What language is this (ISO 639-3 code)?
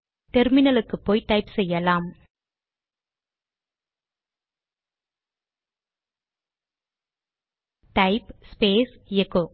tam